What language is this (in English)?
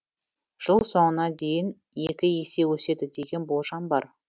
Kazakh